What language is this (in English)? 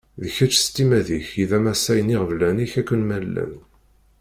Kabyle